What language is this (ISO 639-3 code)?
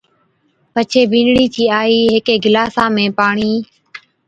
odk